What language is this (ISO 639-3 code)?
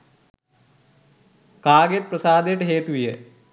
sin